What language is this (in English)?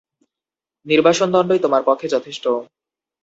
Bangla